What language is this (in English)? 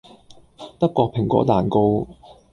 Cantonese